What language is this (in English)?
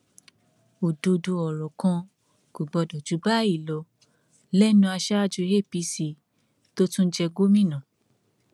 Yoruba